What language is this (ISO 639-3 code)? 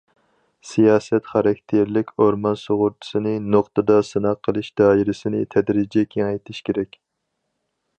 uig